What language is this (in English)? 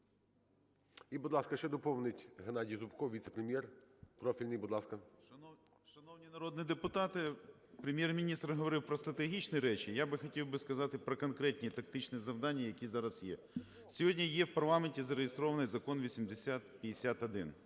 Ukrainian